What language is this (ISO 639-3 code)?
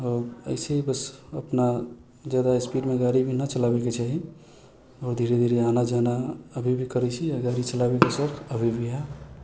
mai